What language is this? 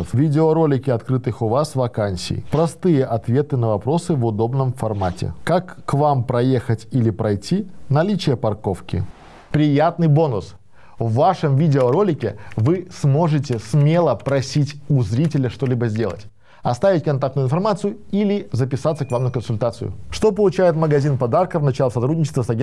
Russian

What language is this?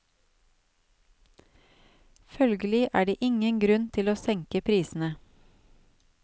Norwegian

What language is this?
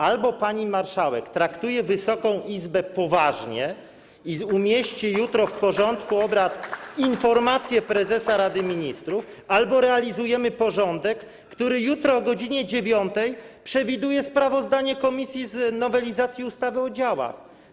Polish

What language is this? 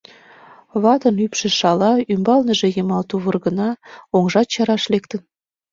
Mari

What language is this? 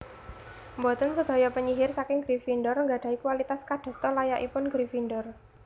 Javanese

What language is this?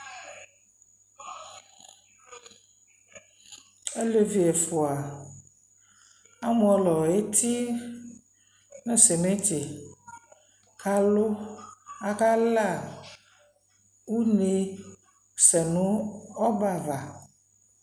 Ikposo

